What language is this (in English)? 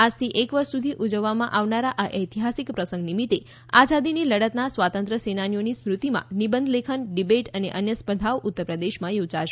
Gujarati